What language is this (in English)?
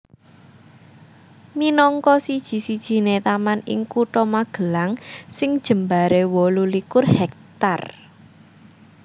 Javanese